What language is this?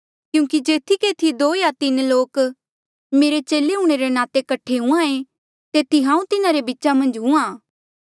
Mandeali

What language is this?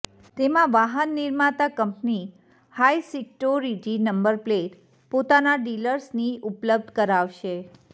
Gujarati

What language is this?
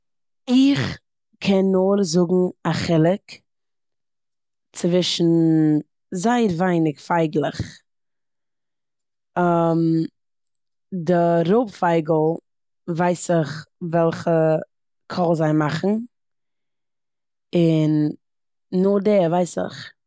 Yiddish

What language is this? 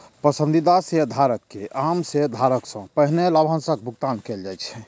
Maithili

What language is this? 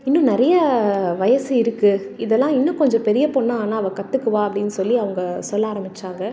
Tamil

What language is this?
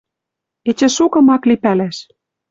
Western Mari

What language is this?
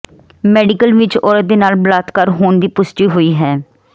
Punjabi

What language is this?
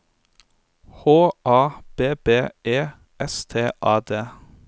Norwegian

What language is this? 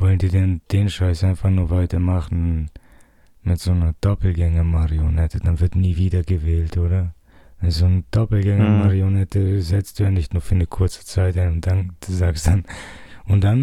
German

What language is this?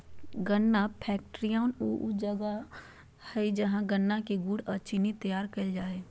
Magahi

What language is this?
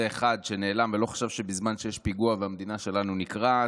Hebrew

